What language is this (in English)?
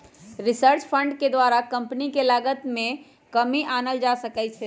Magahi